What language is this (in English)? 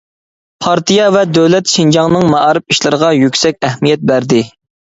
Uyghur